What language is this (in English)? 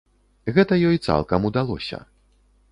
Belarusian